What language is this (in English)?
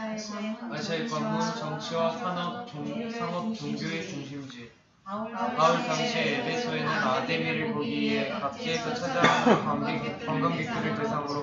Korean